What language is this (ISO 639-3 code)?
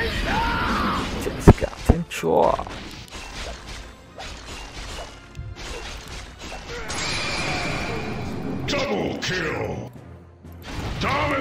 tha